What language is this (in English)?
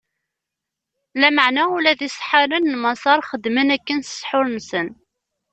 Kabyle